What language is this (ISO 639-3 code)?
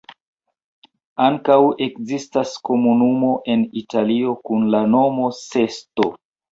epo